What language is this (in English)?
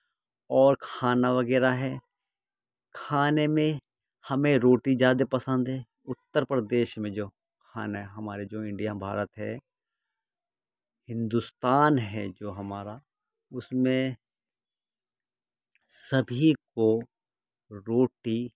Urdu